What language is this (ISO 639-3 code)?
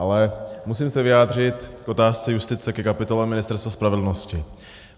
ces